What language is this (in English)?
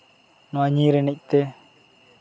Santali